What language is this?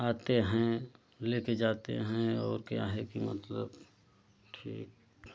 Hindi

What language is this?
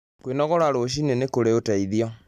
Kikuyu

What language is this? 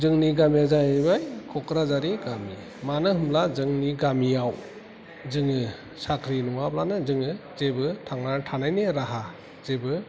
Bodo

